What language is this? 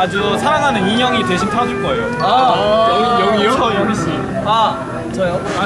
Korean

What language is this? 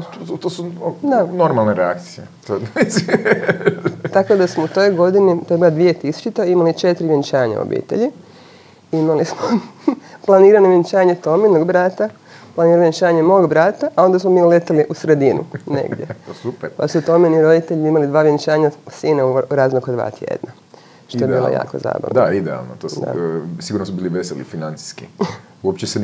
Croatian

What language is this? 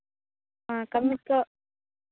Santali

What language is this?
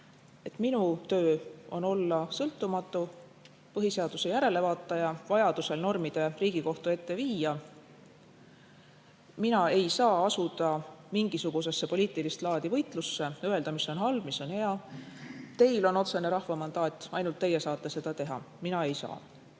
Estonian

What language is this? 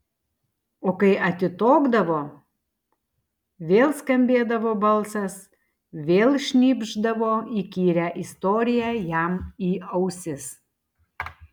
Lithuanian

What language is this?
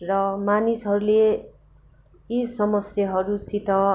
Nepali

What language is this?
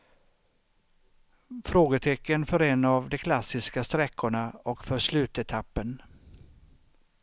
Swedish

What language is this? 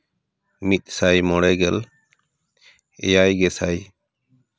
Santali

